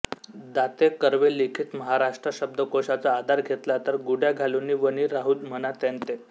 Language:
Marathi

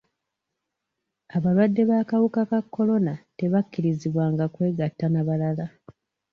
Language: Ganda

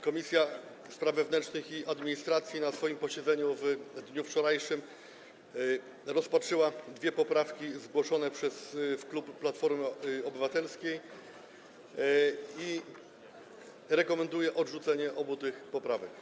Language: Polish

